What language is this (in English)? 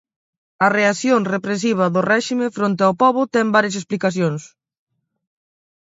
Galician